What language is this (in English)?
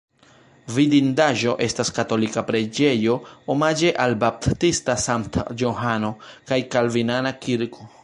Esperanto